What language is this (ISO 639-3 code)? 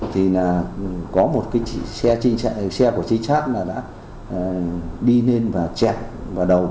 vie